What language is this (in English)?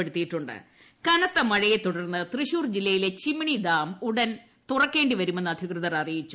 Malayalam